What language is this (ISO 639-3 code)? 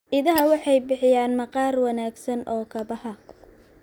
som